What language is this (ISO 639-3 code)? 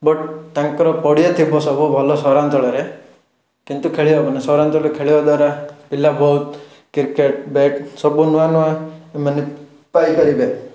ori